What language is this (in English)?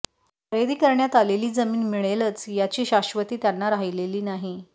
Marathi